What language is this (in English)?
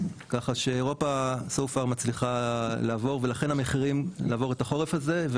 Hebrew